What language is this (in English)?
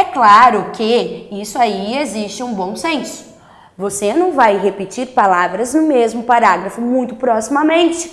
Portuguese